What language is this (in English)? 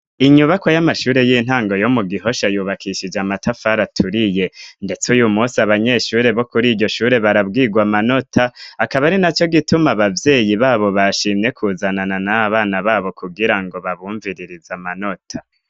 Rundi